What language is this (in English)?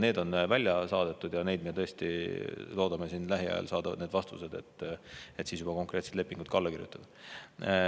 Estonian